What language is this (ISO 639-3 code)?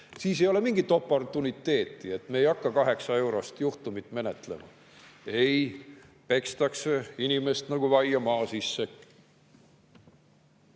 est